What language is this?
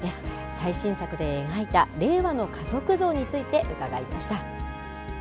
Japanese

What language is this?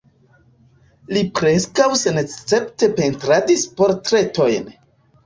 Esperanto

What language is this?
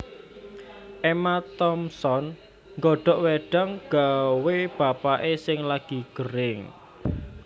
Javanese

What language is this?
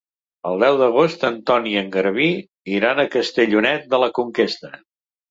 Catalan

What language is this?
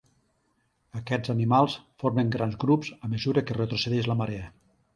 Catalan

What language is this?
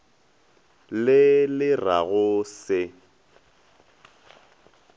Northern Sotho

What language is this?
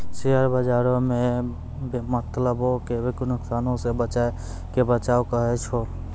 Maithili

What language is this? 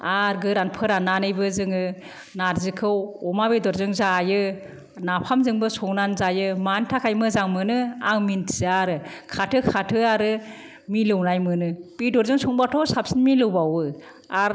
Bodo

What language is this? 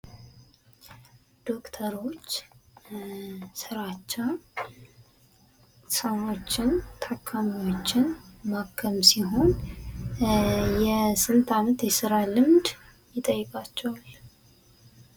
Amharic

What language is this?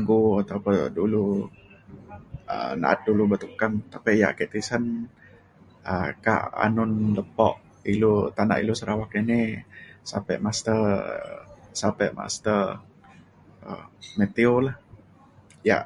Mainstream Kenyah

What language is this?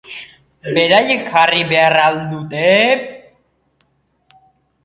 Basque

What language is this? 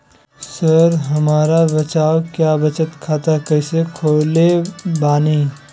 Magahi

